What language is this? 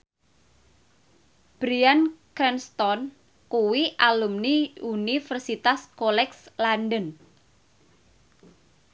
Javanese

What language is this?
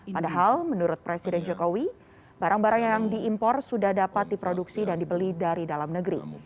Indonesian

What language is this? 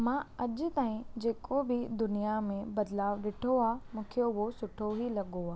Sindhi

